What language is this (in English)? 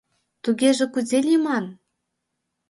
Mari